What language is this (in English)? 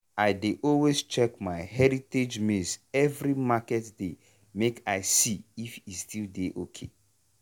Nigerian Pidgin